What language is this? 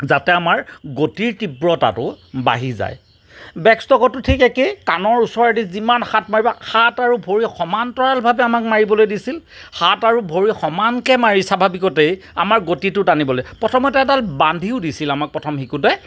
Assamese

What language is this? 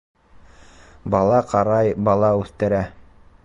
Bashkir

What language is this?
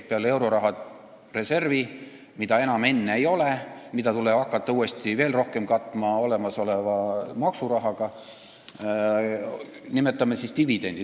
Estonian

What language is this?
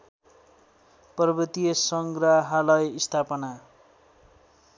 Nepali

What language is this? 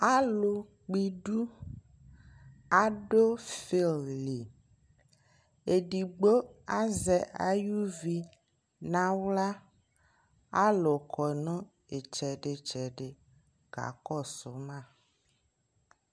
Ikposo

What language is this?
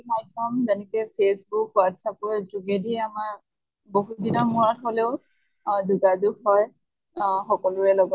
Assamese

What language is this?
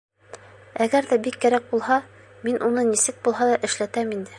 Bashkir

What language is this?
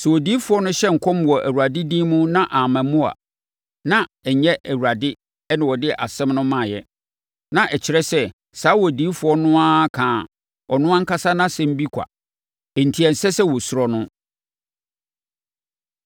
Akan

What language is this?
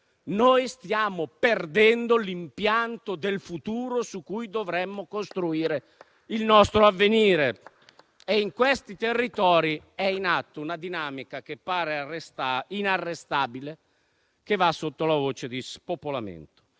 Italian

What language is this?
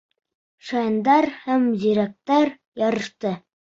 Bashkir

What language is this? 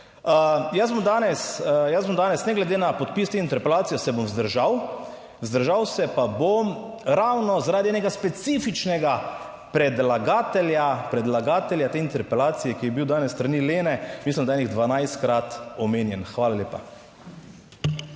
Slovenian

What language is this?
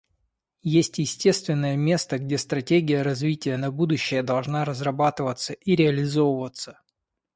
Russian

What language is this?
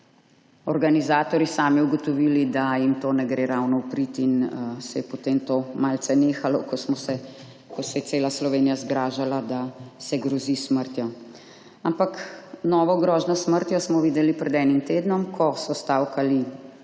Slovenian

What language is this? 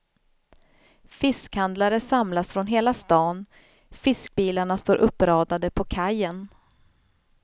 Swedish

